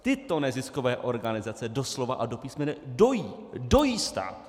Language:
Czech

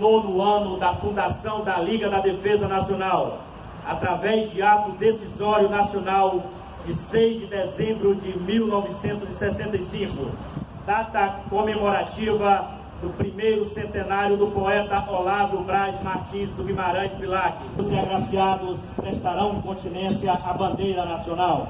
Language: Portuguese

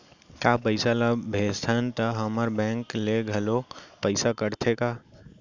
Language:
Chhattisgarhi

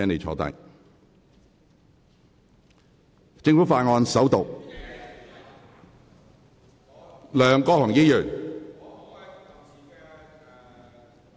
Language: Cantonese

